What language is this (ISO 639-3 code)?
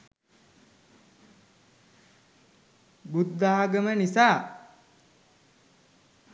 sin